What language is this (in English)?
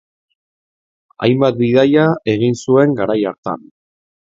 Basque